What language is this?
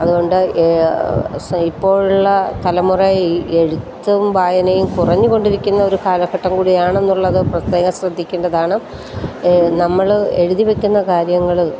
Malayalam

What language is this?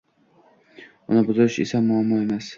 Uzbek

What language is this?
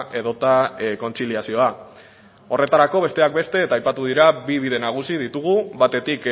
Basque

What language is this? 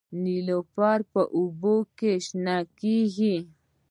Pashto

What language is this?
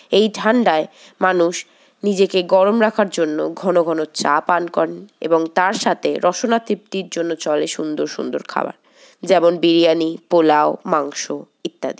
Bangla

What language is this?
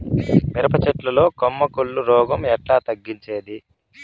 Telugu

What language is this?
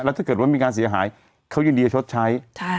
Thai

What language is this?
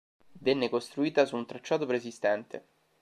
Italian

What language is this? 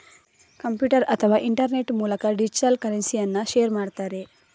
Kannada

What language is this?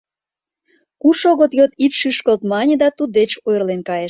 Mari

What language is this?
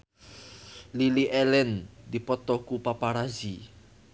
Sundanese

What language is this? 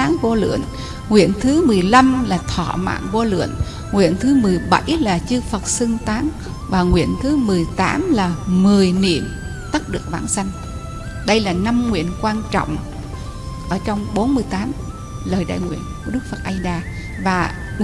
Vietnamese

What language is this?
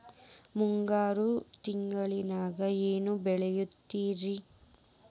Kannada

